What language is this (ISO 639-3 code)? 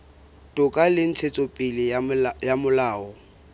sot